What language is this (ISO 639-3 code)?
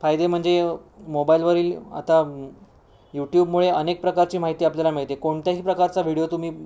mar